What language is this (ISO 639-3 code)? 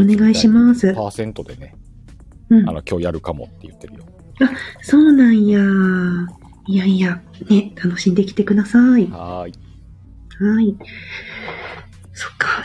jpn